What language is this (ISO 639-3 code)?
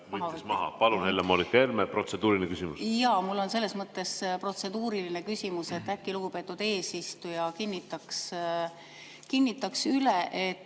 est